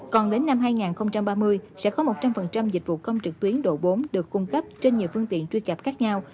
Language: Vietnamese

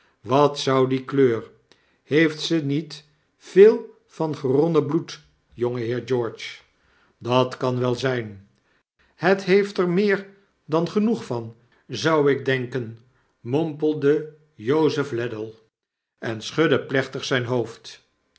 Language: Dutch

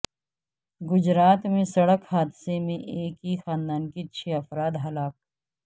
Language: Urdu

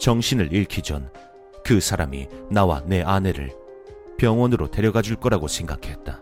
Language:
Korean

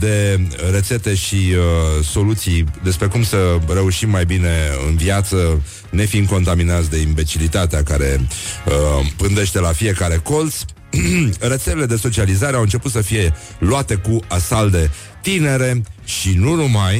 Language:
Romanian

